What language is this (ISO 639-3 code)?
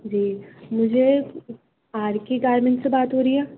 urd